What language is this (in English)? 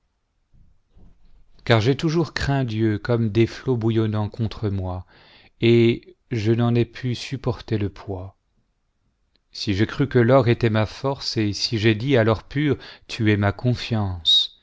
French